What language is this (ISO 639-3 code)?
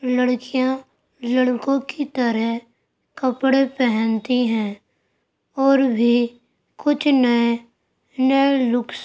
urd